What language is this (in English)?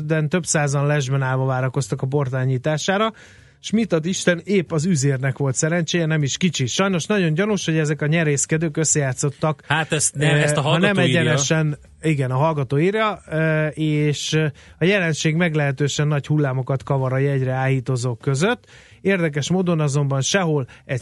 Hungarian